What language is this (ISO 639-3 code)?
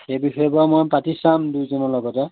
asm